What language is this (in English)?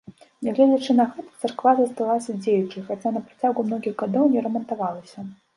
Belarusian